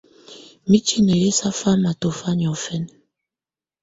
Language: Tunen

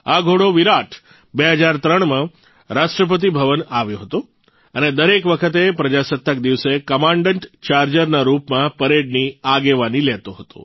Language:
Gujarati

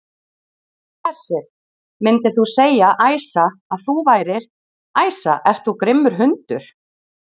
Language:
Icelandic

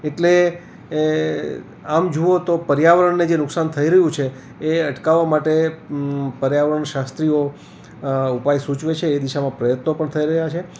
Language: Gujarati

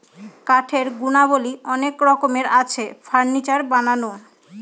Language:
Bangla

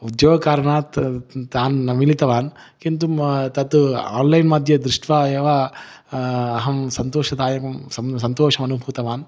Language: Sanskrit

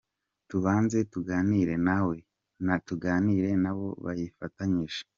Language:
Kinyarwanda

